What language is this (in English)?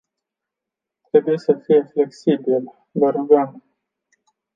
Romanian